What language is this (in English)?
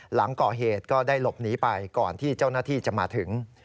Thai